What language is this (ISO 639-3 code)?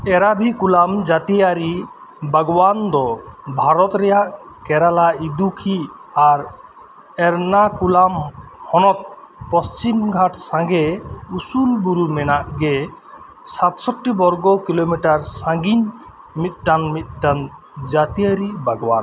sat